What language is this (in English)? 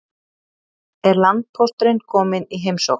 Icelandic